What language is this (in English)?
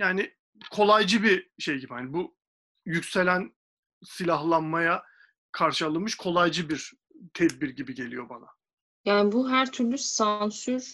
Turkish